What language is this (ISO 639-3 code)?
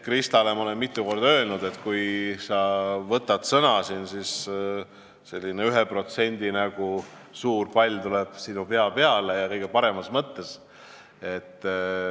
est